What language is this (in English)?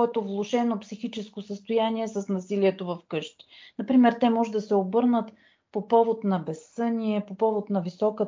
Bulgarian